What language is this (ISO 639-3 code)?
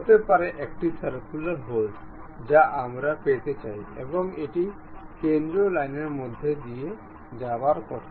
ben